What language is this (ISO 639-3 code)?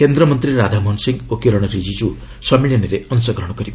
ori